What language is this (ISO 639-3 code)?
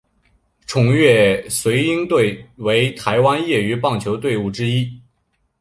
zho